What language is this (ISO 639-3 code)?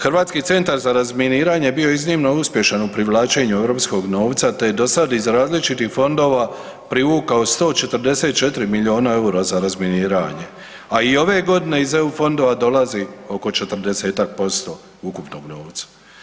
hrv